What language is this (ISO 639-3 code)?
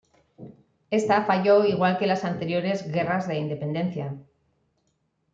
spa